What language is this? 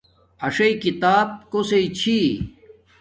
Domaaki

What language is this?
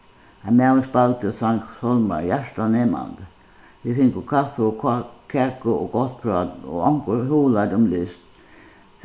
Faroese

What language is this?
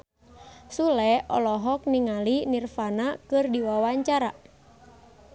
Sundanese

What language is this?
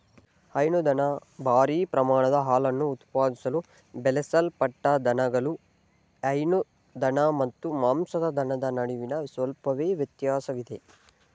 Kannada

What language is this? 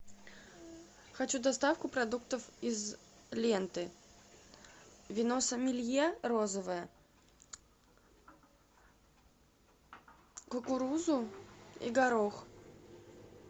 Russian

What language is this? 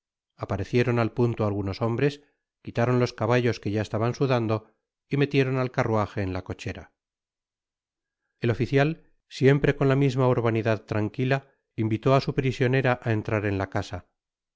Spanish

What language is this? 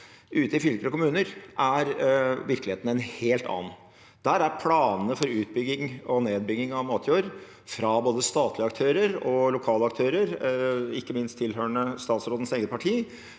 Norwegian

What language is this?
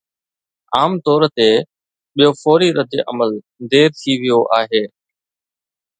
Sindhi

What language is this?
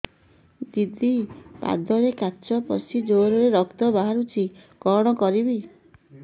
Odia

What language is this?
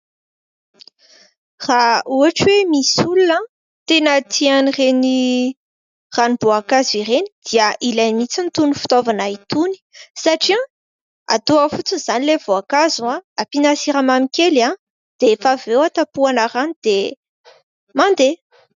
Malagasy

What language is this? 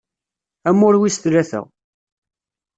Kabyle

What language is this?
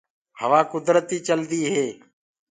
Gurgula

